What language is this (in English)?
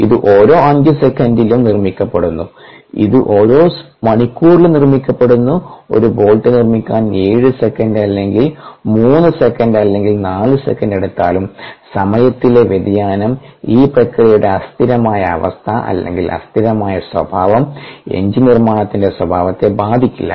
Malayalam